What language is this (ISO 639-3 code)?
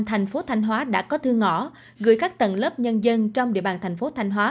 vie